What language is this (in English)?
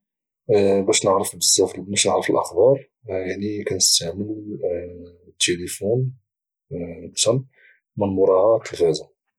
Moroccan Arabic